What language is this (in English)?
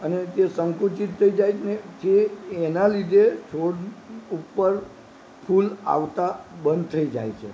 Gujarati